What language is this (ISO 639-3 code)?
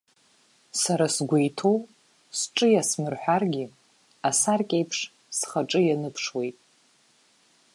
abk